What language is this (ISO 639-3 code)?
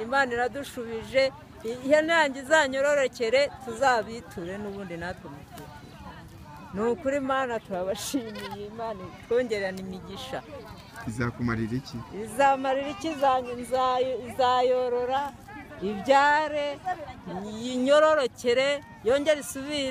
tur